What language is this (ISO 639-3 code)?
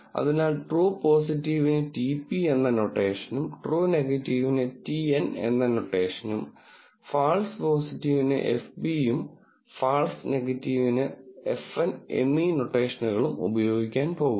mal